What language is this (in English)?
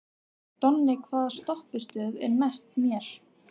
Icelandic